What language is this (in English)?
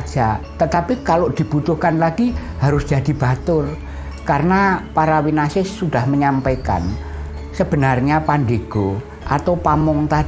Indonesian